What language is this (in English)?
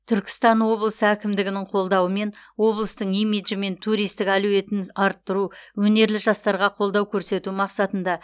Kazakh